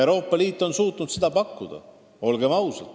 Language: Estonian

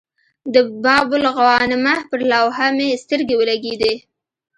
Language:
Pashto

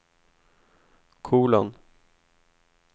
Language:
Swedish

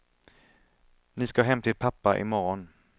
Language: Swedish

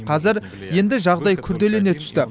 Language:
Kazakh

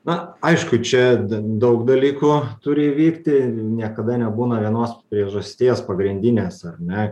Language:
Lithuanian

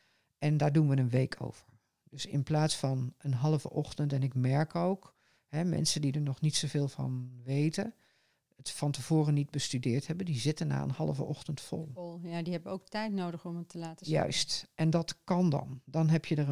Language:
Dutch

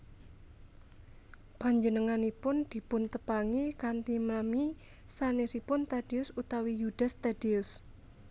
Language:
Javanese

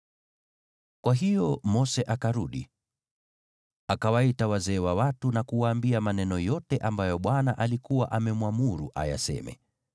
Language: Swahili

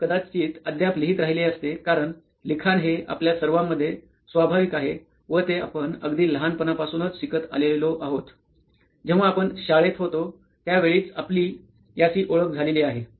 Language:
Marathi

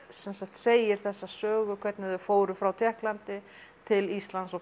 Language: Icelandic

